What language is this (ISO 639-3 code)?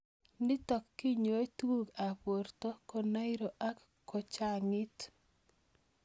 kln